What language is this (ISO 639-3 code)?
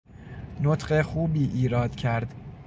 fas